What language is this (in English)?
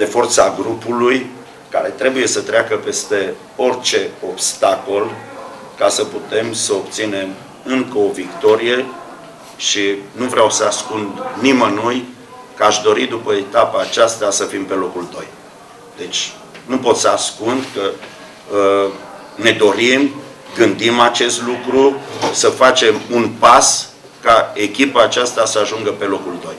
Romanian